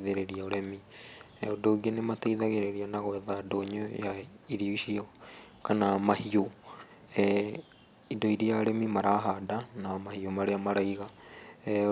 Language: Kikuyu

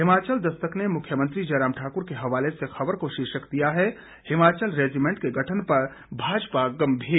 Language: Hindi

